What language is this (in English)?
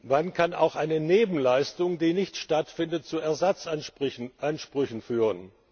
German